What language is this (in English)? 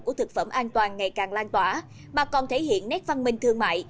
Vietnamese